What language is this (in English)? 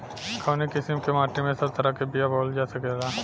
Bhojpuri